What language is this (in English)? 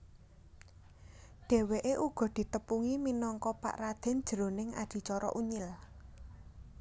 Javanese